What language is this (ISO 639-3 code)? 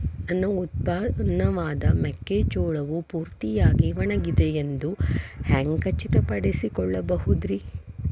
kan